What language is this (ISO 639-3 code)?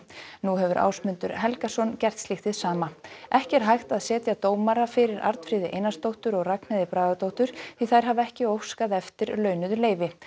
isl